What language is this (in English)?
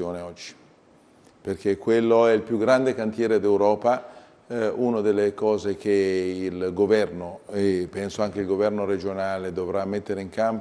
Italian